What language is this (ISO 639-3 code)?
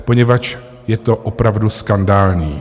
ces